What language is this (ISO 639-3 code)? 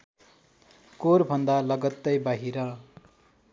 nep